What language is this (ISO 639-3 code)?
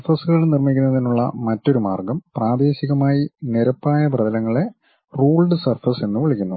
mal